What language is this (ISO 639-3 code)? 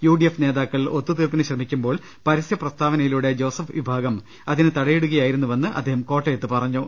mal